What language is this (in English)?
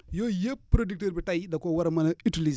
Wolof